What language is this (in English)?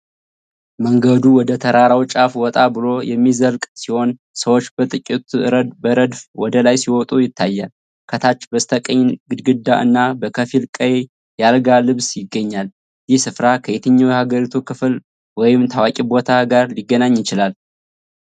Amharic